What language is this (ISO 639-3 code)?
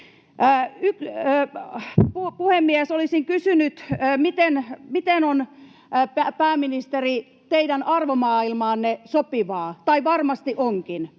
fin